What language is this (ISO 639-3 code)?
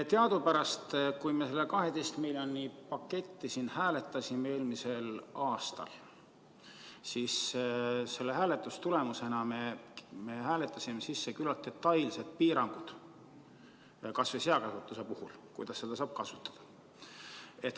est